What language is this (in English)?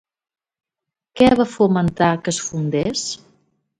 Catalan